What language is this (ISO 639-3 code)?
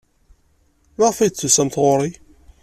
kab